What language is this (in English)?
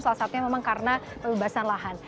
Indonesian